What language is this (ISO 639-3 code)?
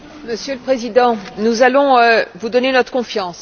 fra